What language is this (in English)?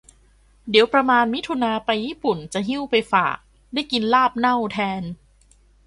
Thai